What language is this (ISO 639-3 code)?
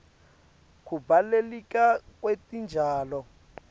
ssw